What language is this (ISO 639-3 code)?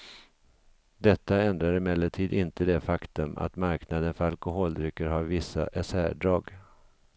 swe